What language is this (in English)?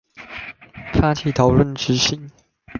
Chinese